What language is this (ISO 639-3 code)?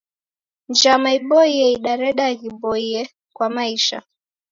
dav